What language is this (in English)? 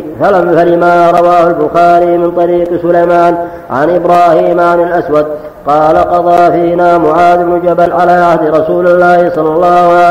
Arabic